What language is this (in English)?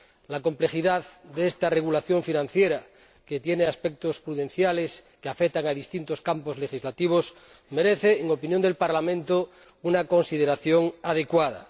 Spanish